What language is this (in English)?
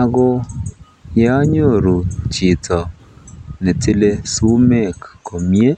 Kalenjin